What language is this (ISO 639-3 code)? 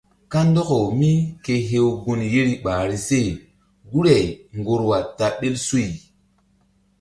mdd